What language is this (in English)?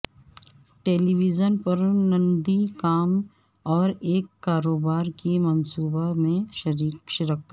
Urdu